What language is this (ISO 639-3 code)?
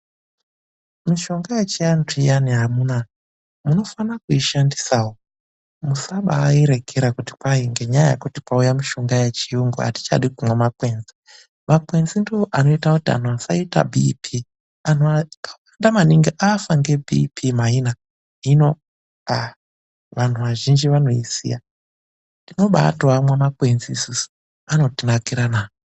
ndc